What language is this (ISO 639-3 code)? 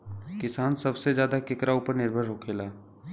bho